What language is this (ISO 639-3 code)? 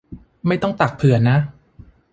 tha